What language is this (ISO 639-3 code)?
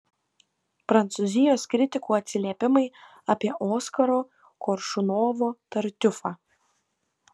lit